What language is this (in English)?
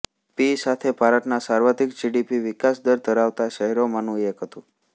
Gujarati